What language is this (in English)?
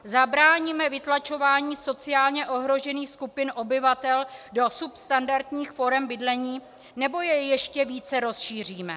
Czech